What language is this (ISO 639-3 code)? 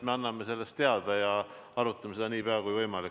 est